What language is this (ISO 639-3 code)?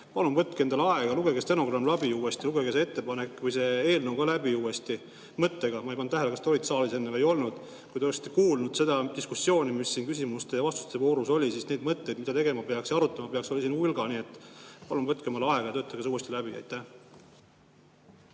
est